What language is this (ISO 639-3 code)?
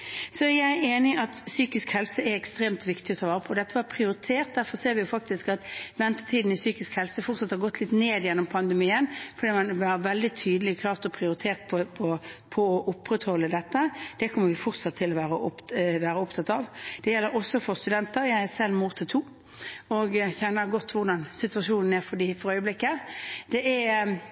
nob